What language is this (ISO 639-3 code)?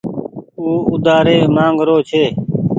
gig